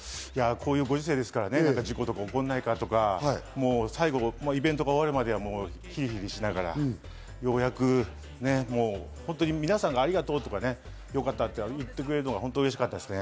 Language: Japanese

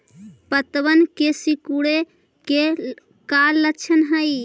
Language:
Magahi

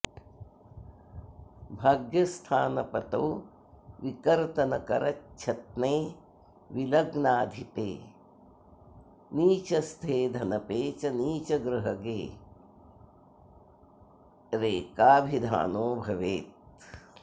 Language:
Sanskrit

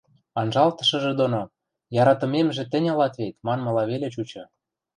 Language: Western Mari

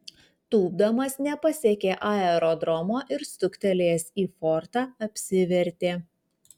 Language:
Lithuanian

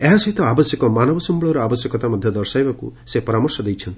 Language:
Odia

